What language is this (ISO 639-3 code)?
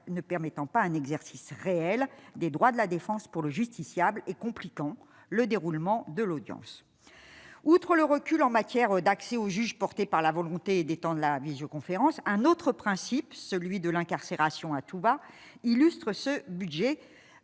fra